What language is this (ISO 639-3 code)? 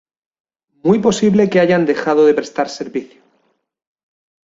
spa